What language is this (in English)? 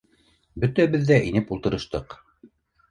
Bashkir